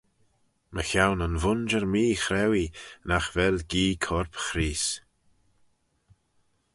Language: Manx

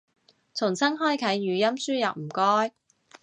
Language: Cantonese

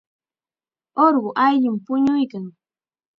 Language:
Chiquián Ancash Quechua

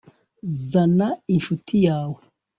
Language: Kinyarwanda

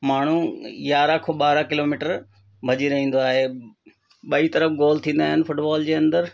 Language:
Sindhi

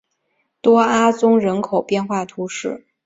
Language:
Chinese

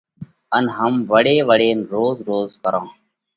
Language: Parkari Koli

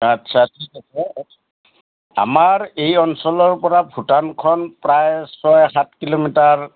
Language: Assamese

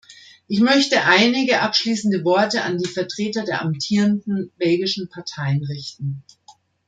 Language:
German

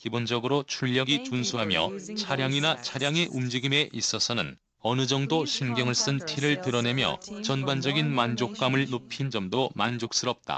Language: Korean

